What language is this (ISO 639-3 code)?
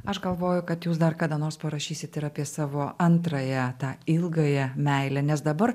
lit